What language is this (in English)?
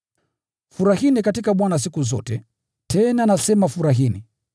Swahili